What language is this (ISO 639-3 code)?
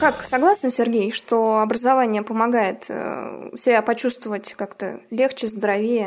rus